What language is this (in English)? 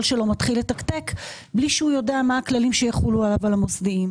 Hebrew